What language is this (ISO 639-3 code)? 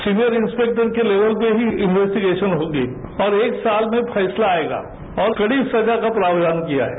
hin